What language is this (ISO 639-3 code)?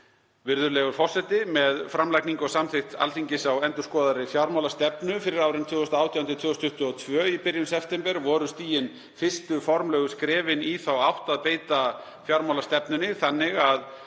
isl